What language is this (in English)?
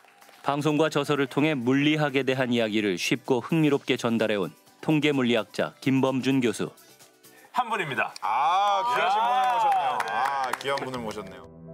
Korean